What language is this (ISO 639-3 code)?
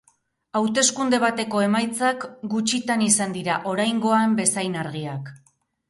eus